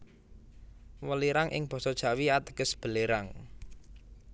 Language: Javanese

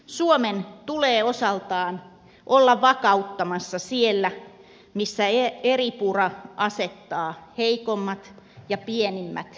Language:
Finnish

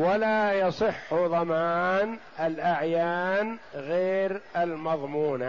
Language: Arabic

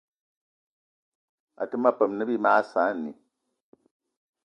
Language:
Eton (Cameroon)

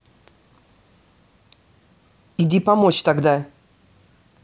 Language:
Russian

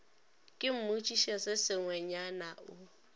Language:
Northern Sotho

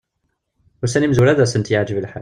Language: Kabyle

